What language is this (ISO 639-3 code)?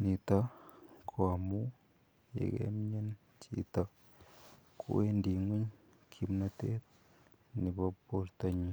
kln